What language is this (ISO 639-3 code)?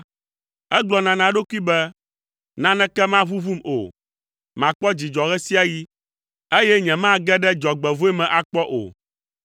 ewe